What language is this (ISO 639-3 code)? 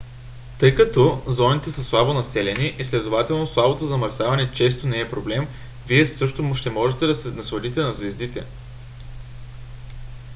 bul